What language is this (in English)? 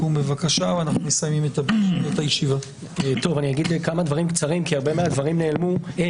Hebrew